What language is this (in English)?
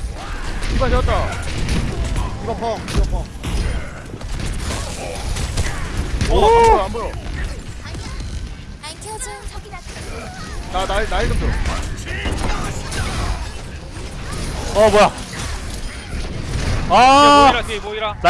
Korean